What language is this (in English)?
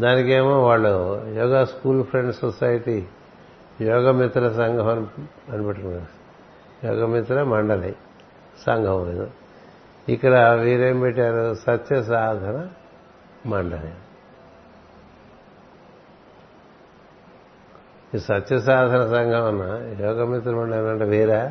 Telugu